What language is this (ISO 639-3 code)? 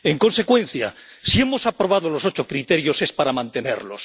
spa